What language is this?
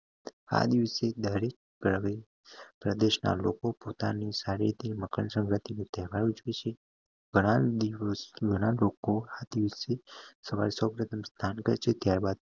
Gujarati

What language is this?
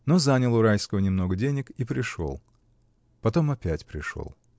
Russian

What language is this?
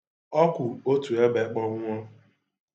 Igbo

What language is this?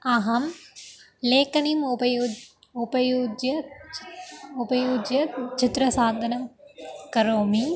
Sanskrit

